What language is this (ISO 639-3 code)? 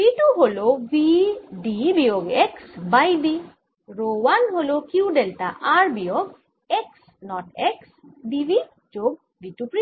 ben